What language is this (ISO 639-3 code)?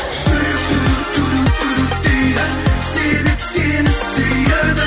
kaz